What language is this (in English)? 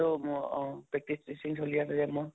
Assamese